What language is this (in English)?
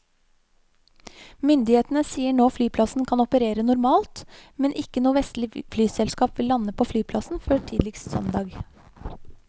Norwegian